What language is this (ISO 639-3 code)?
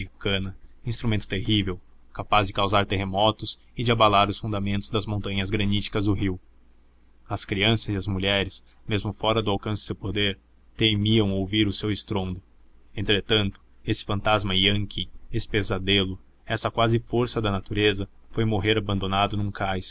por